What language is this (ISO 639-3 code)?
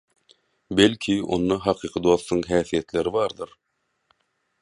tuk